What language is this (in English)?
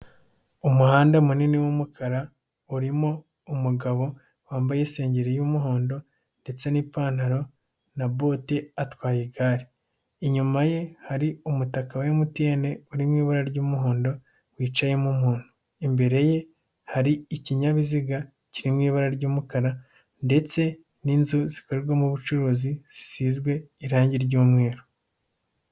Kinyarwanda